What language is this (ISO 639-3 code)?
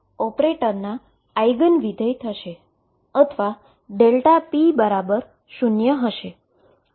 guj